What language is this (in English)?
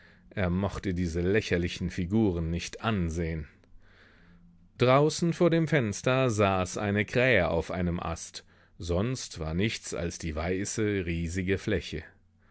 German